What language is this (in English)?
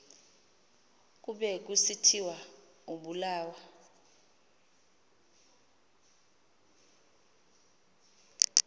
Xhosa